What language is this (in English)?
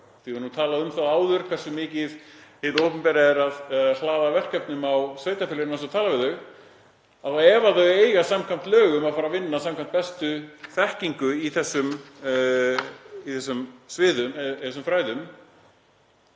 Icelandic